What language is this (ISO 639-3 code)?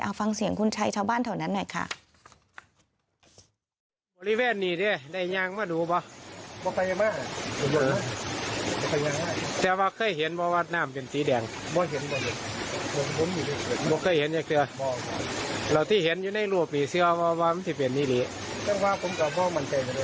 tha